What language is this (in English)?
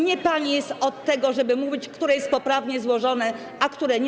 Polish